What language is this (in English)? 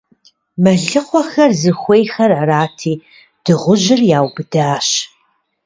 Kabardian